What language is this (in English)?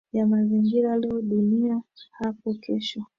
Swahili